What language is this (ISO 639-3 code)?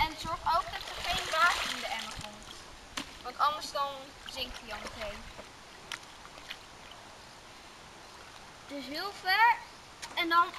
nld